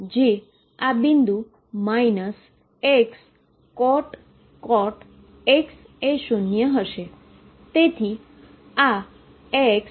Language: Gujarati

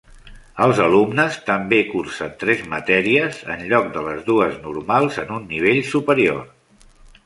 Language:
Catalan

